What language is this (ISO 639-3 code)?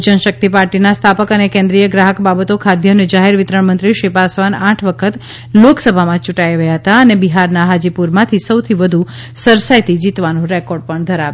guj